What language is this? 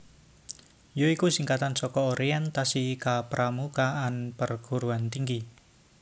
Javanese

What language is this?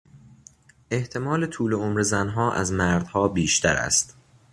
Persian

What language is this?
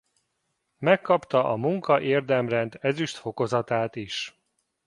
Hungarian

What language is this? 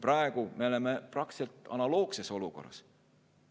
Estonian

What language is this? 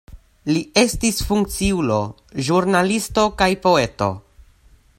Esperanto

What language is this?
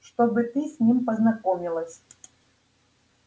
Russian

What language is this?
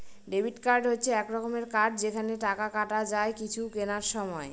Bangla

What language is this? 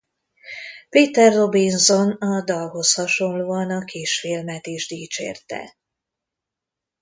Hungarian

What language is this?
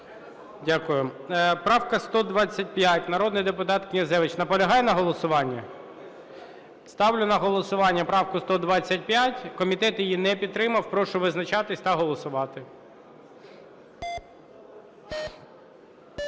Ukrainian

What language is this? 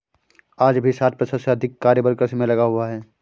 Hindi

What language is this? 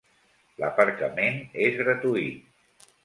Catalan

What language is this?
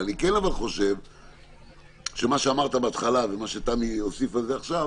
Hebrew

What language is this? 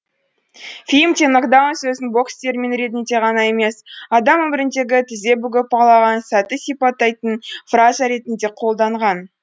Kazakh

